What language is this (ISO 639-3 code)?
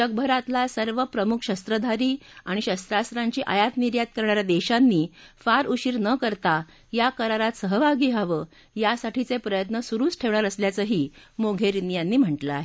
mar